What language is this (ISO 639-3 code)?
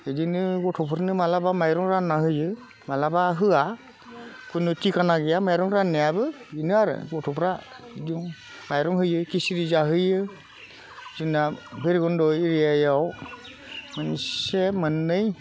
brx